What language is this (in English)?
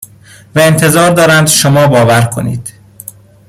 Persian